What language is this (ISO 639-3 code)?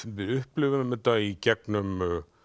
isl